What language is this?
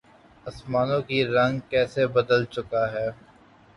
Urdu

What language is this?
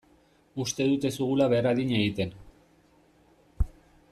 Basque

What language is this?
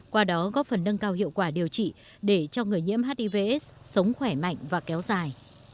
Vietnamese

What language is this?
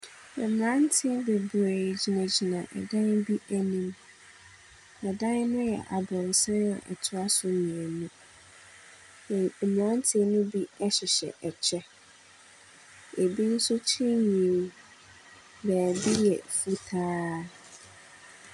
Akan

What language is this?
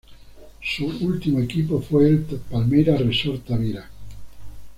Spanish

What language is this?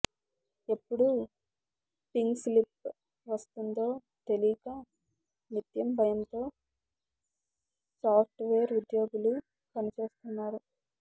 Telugu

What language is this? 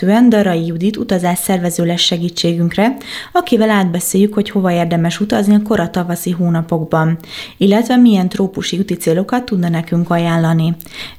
Hungarian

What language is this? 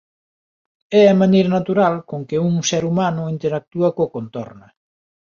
Galician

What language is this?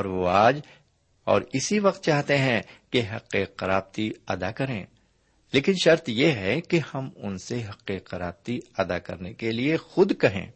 Urdu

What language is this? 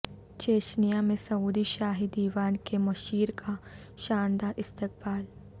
Urdu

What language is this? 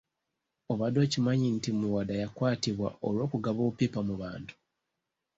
Ganda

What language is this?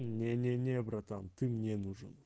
Russian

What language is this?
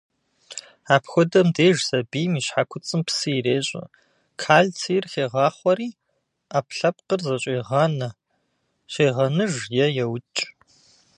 Kabardian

